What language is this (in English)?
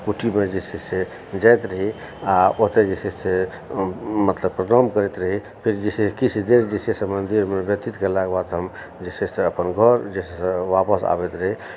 Maithili